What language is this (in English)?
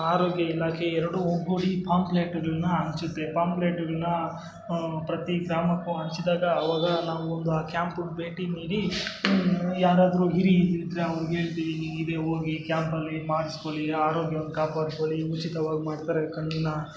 Kannada